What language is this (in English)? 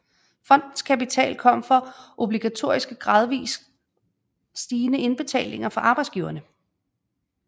Danish